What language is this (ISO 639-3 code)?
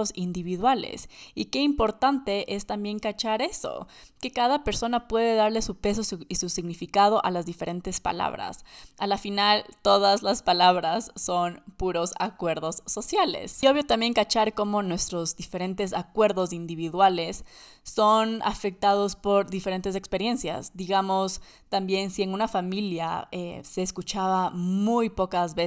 spa